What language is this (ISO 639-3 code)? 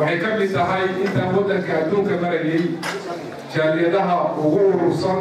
ara